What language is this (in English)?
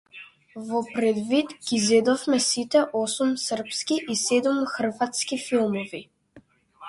Macedonian